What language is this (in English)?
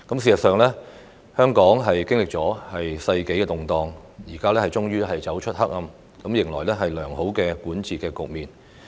Cantonese